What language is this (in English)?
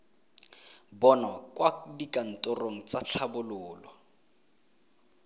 Tswana